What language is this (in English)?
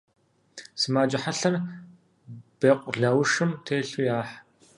Kabardian